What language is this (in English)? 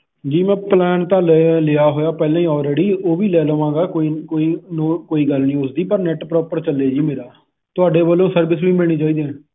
Punjabi